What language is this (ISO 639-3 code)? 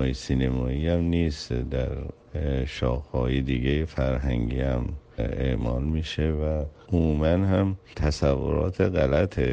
fas